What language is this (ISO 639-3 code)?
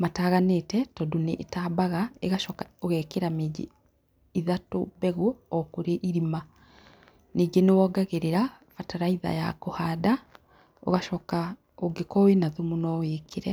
kik